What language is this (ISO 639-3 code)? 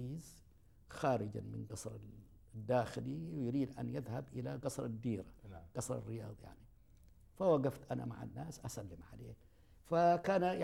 ara